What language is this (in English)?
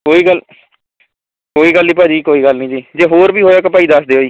Punjabi